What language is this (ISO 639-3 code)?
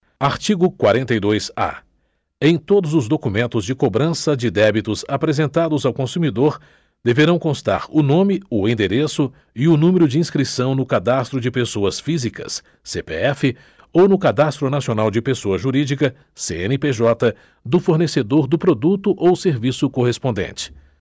por